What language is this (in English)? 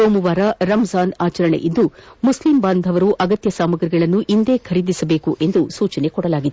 Kannada